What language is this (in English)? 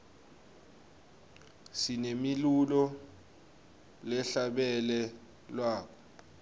Swati